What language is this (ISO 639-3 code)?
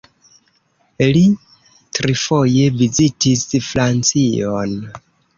epo